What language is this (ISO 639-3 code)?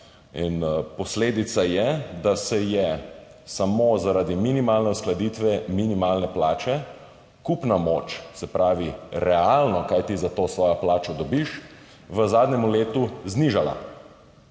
slv